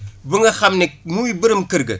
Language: Wolof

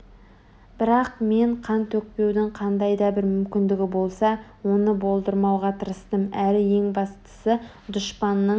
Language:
Kazakh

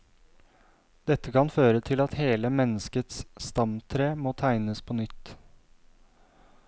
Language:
Norwegian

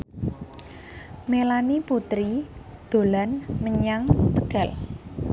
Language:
Javanese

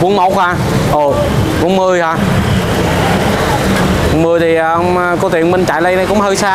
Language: Vietnamese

